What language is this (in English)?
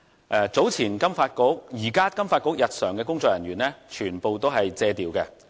Cantonese